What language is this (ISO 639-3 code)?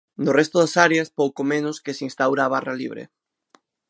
glg